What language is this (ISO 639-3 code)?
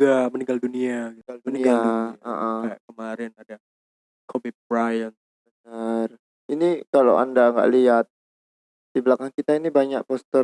ind